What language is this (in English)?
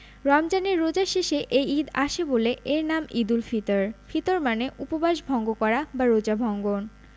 Bangla